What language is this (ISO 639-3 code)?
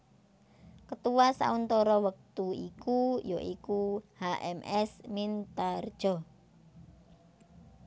jav